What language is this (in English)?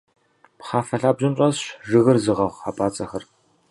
Kabardian